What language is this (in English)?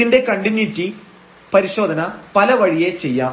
Malayalam